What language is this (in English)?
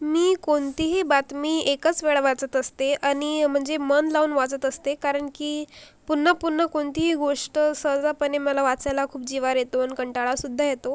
Marathi